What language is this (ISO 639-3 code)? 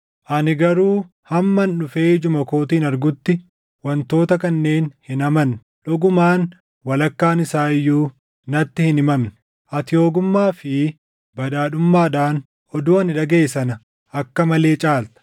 orm